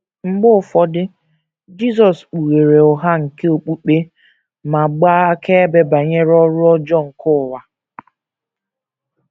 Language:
Igbo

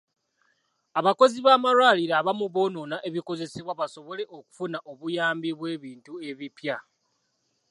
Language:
Ganda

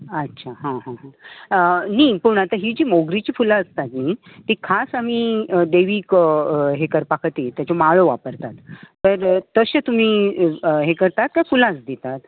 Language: Konkani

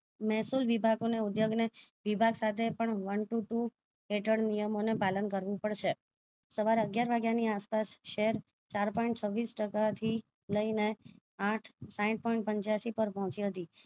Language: Gujarati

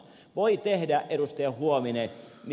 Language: Finnish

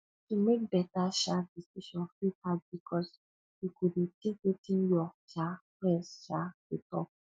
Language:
Nigerian Pidgin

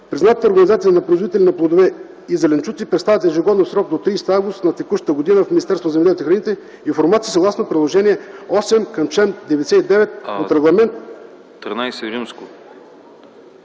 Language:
Bulgarian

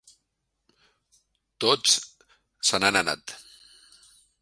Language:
Catalan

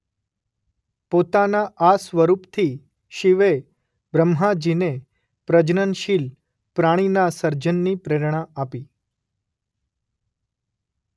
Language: Gujarati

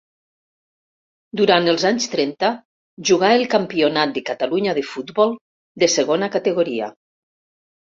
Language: Catalan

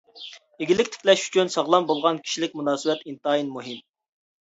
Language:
Uyghur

